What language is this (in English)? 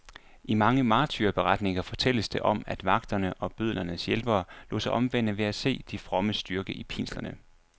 Danish